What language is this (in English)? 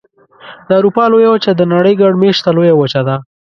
Pashto